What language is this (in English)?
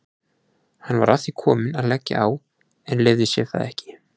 Icelandic